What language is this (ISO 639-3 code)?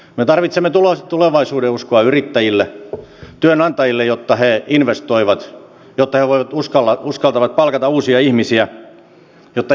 fin